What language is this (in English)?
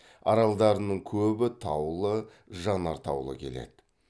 Kazakh